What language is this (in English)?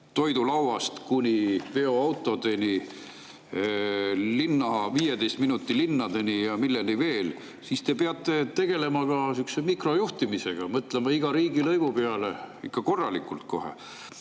Estonian